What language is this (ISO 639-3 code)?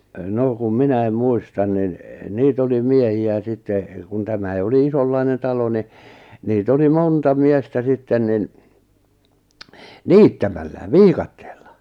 fin